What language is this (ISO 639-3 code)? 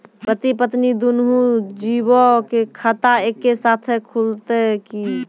mai